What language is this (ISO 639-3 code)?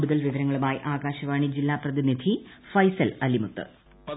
mal